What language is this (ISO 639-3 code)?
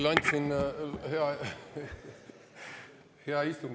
est